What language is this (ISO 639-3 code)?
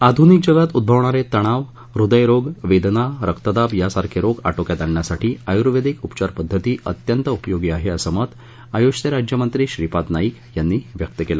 mar